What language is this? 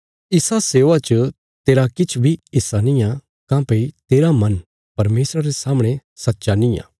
Bilaspuri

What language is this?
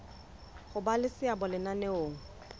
Southern Sotho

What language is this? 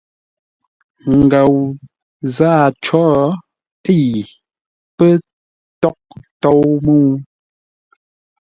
Ngombale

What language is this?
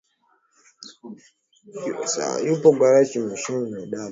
Swahili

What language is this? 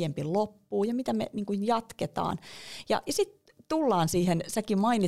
Finnish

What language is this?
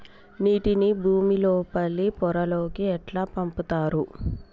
Telugu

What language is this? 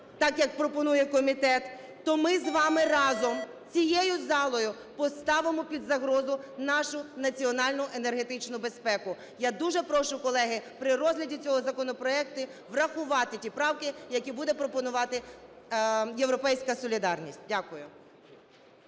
Ukrainian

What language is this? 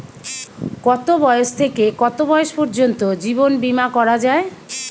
Bangla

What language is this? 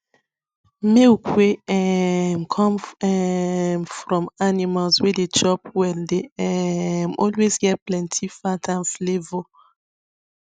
Nigerian Pidgin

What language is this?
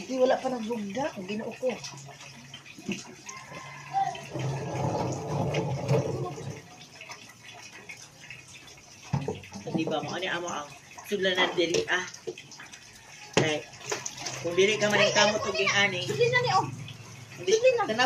Filipino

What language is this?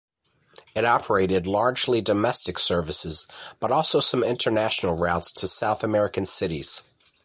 English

